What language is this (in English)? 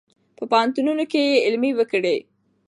Pashto